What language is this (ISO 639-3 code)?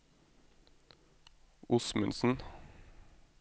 nor